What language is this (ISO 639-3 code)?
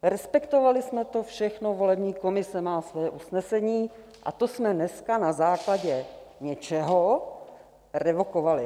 ces